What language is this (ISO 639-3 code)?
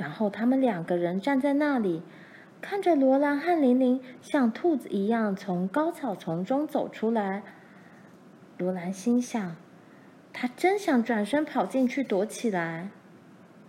zho